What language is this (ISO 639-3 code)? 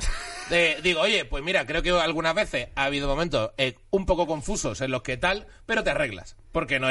spa